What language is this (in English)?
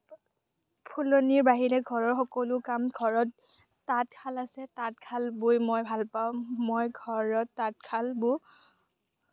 Assamese